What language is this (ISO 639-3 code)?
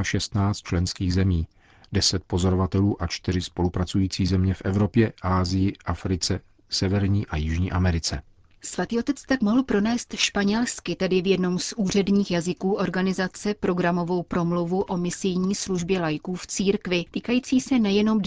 ces